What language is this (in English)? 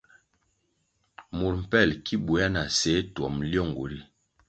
Kwasio